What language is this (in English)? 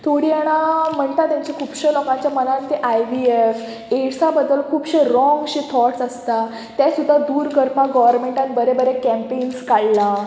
Konkani